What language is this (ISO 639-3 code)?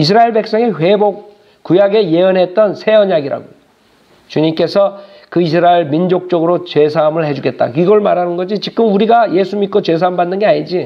kor